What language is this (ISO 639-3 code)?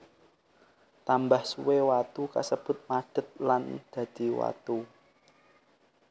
jav